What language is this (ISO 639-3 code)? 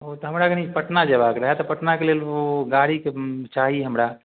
mai